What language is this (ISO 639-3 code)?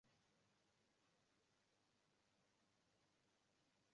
swa